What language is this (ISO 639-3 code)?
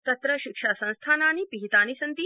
san